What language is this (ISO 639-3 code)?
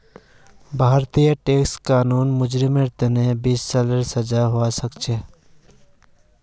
mag